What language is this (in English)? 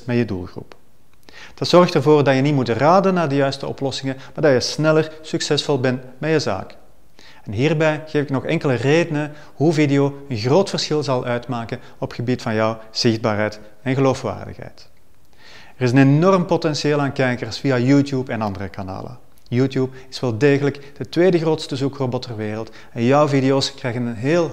Dutch